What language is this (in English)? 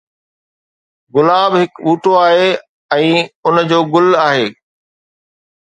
Sindhi